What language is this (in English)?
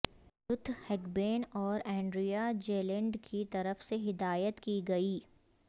Urdu